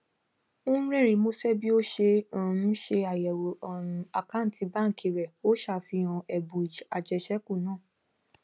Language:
Yoruba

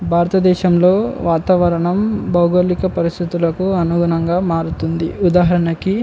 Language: Telugu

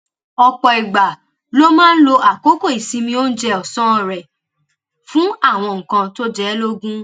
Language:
Yoruba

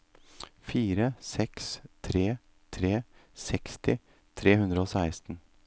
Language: Norwegian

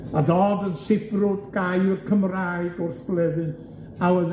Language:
Welsh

